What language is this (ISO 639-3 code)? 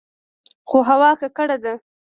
pus